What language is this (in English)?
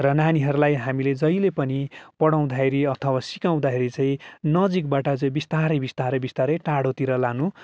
Nepali